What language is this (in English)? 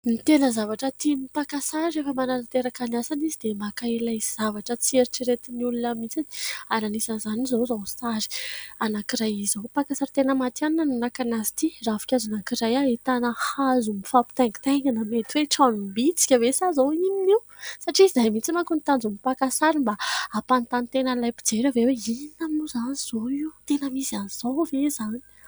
Malagasy